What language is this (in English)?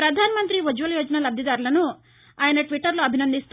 Telugu